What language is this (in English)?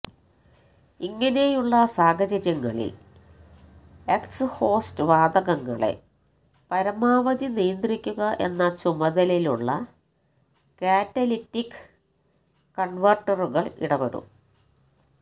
Malayalam